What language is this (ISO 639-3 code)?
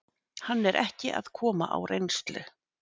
isl